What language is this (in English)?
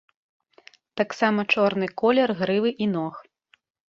Belarusian